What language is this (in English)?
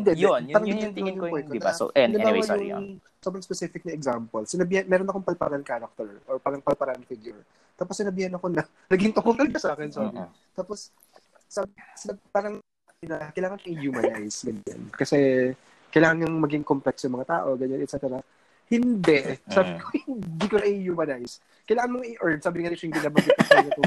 Filipino